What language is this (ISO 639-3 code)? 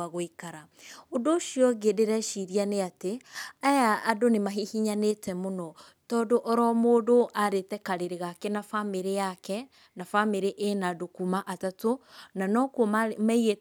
kik